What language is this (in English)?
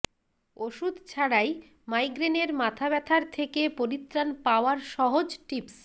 Bangla